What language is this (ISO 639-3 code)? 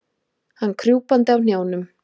isl